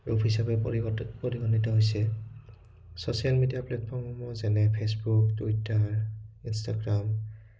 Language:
Assamese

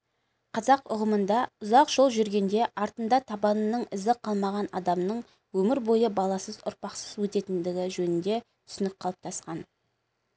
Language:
Kazakh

